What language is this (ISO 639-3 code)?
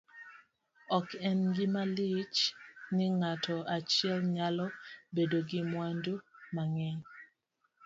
luo